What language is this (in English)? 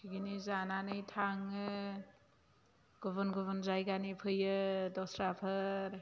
Bodo